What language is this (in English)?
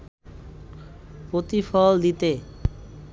Bangla